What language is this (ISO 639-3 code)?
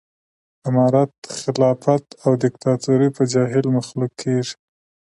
pus